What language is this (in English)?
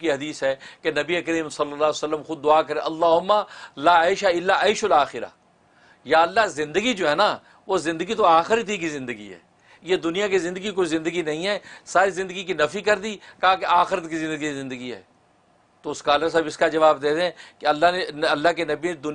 Urdu